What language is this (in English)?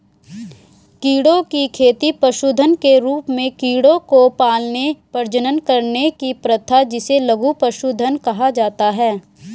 Hindi